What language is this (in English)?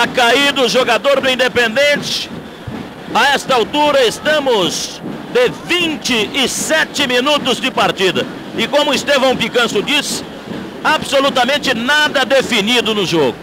Portuguese